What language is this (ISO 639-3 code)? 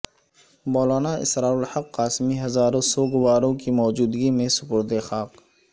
urd